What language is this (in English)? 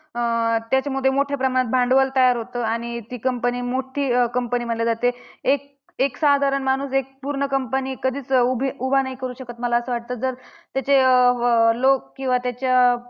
Marathi